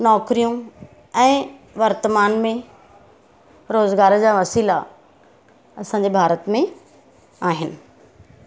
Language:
Sindhi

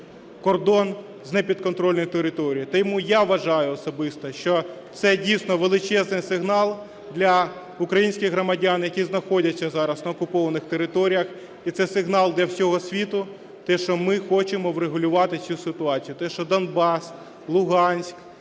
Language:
Ukrainian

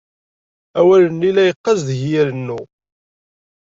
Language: Kabyle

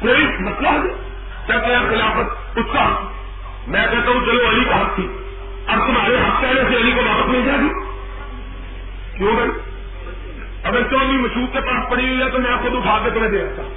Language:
Urdu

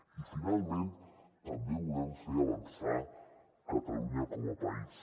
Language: Catalan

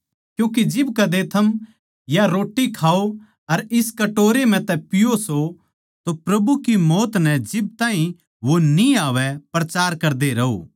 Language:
Haryanvi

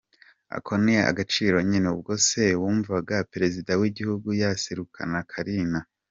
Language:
Kinyarwanda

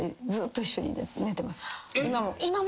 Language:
Japanese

